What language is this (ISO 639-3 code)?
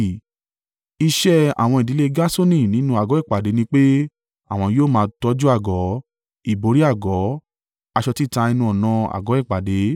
yor